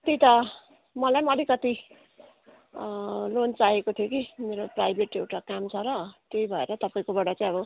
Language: Nepali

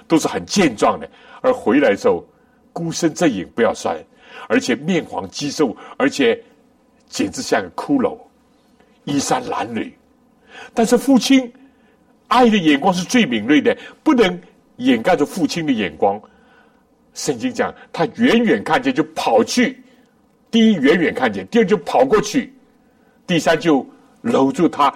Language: Chinese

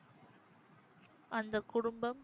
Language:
Tamil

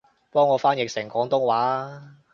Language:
Cantonese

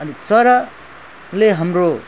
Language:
Nepali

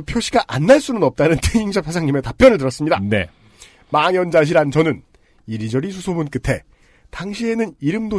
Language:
Korean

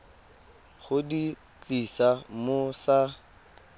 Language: Tswana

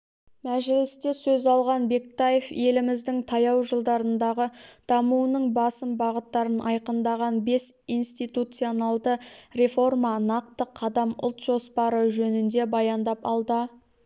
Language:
Kazakh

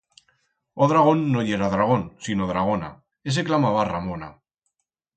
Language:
Aragonese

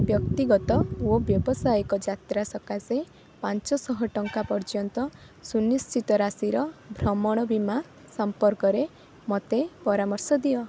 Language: Odia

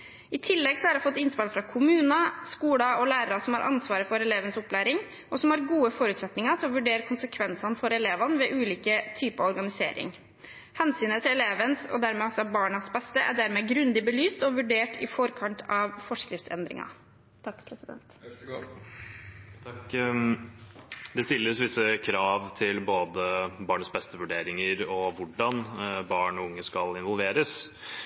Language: Norwegian Bokmål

